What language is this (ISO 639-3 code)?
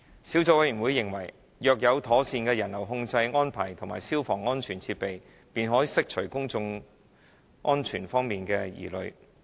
yue